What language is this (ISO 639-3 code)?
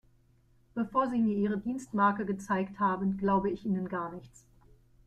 deu